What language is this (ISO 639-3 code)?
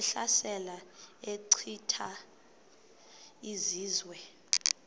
xho